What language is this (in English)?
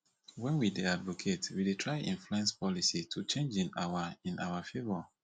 Nigerian Pidgin